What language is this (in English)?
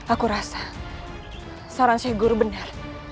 Indonesian